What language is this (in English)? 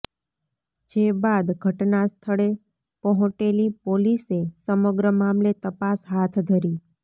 Gujarati